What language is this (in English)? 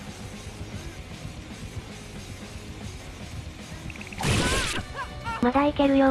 Japanese